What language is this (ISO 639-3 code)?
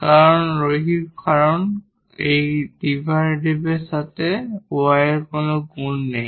ben